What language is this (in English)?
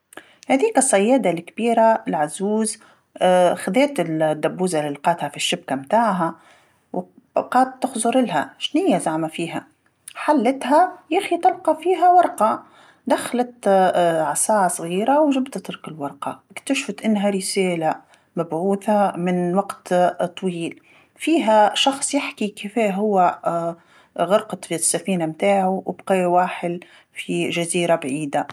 Tunisian Arabic